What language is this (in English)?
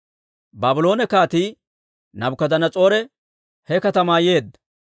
Dawro